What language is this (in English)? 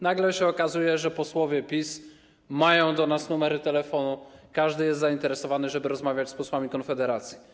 Polish